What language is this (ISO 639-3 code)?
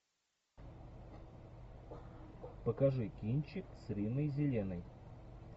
rus